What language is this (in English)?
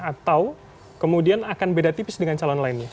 Indonesian